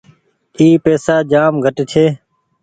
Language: Goaria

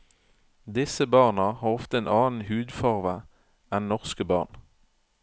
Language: Norwegian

